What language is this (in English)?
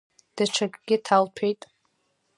Abkhazian